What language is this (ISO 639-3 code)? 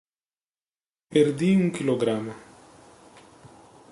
por